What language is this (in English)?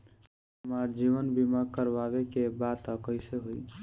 Bhojpuri